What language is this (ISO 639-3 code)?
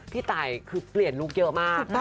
tha